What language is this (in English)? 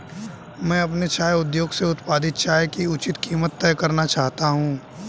Hindi